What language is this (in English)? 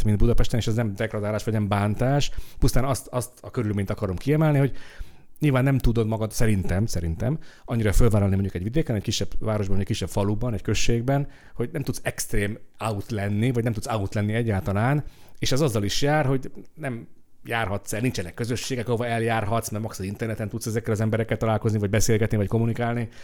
Hungarian